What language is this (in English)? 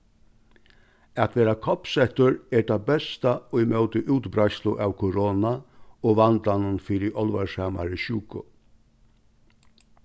Faroese